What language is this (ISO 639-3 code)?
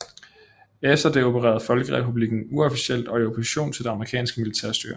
dan